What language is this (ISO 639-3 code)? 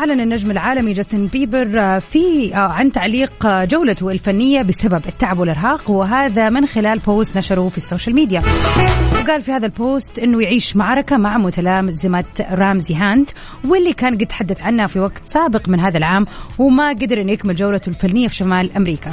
ara